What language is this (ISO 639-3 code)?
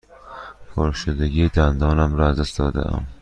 fas